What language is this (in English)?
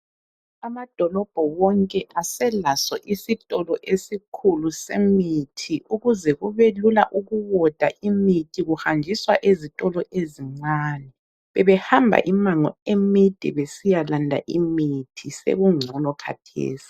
North Ndebele